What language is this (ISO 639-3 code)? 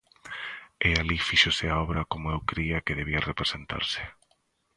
glg